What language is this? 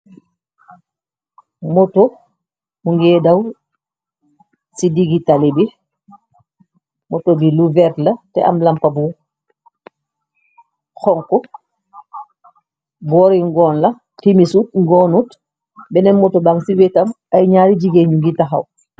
Wolof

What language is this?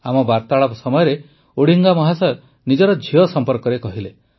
Odia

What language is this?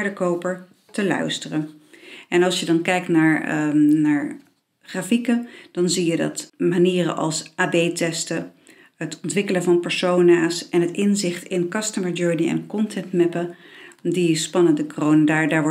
Dutch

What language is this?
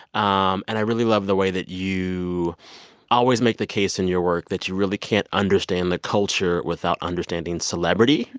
English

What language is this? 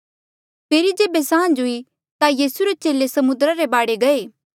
Mandeali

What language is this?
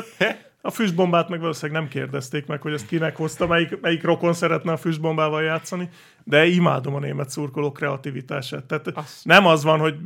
Hungarian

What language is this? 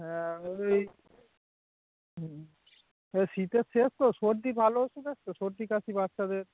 Bangla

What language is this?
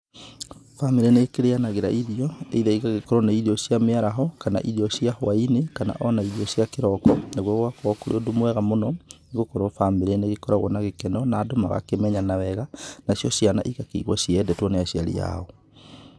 Kikuyu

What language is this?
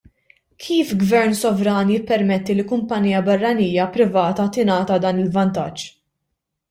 Maltese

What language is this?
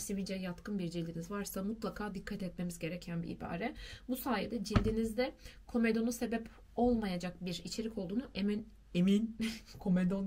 Turkish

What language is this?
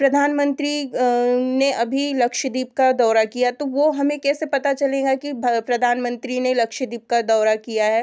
Hindi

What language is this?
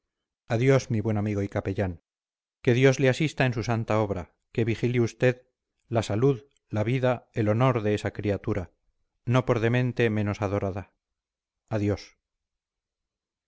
Spanish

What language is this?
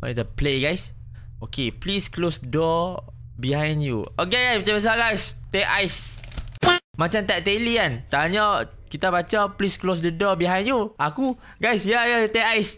Malay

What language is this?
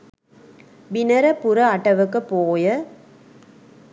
Sinhala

